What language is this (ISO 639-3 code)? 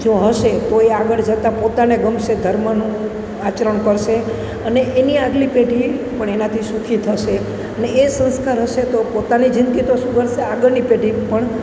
guj